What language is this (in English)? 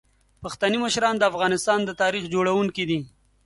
Pashto